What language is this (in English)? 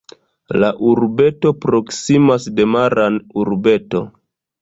Esperanto